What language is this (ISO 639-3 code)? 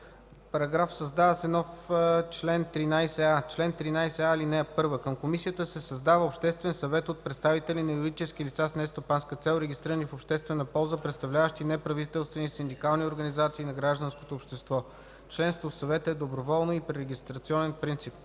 bul